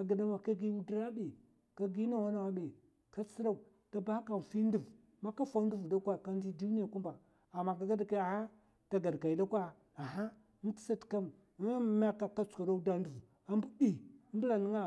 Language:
Mafa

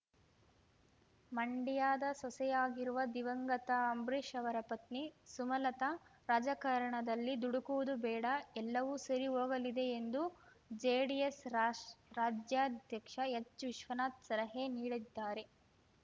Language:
Kannada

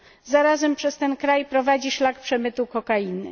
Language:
Polish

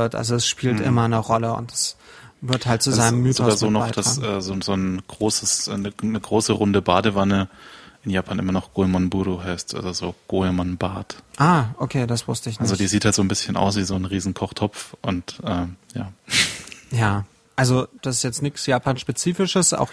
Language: German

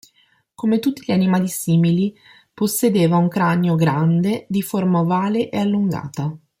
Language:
Italian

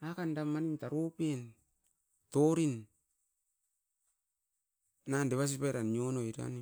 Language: Askopan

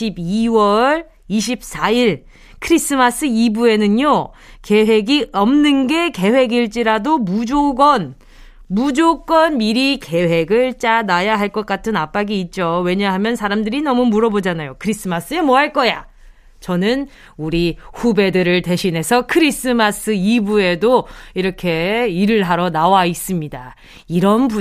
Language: Korean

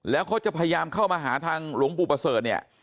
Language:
Thai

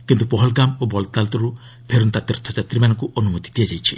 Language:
Odia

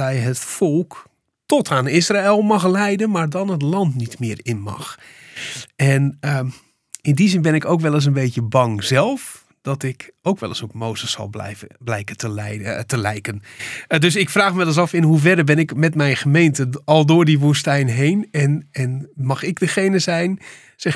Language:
Dutch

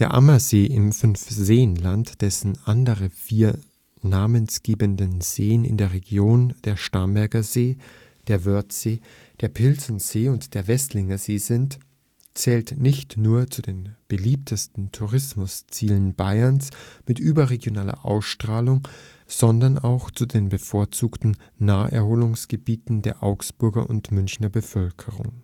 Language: German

